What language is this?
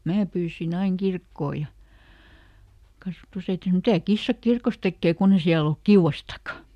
Finnish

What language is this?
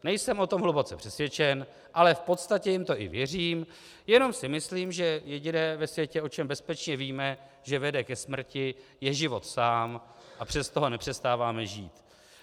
Czech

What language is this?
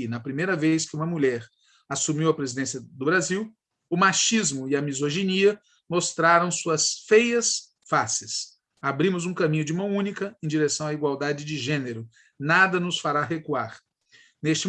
Portuguese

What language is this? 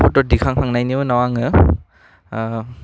Bodo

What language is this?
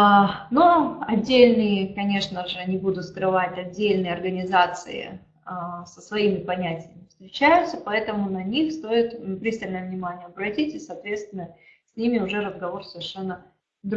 Russian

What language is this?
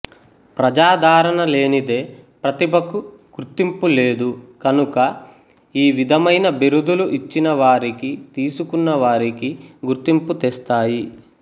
Telugu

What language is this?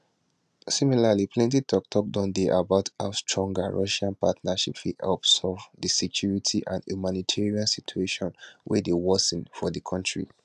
Nigerian Pidgin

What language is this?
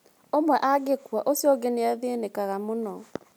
Kikuyu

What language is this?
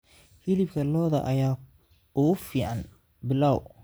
Somali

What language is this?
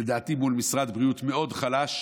Hebrew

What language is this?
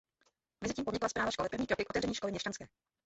Czech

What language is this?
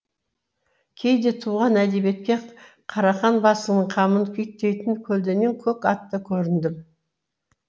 Kazakh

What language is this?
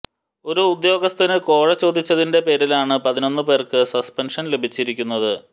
Malayalam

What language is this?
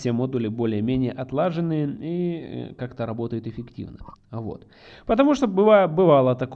Russian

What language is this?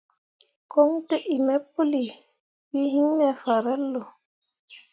Mundang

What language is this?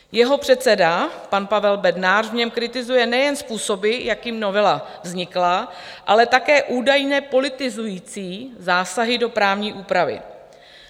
Czech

